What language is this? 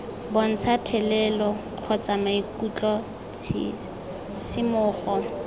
Tswana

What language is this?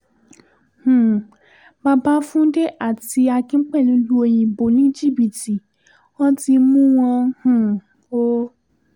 Yoruba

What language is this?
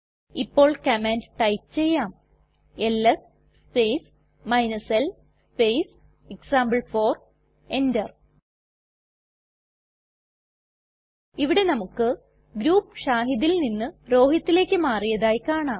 Malayalam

